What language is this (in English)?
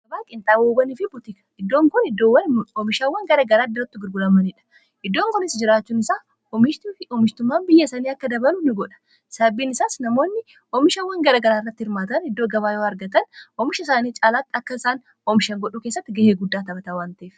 Oromo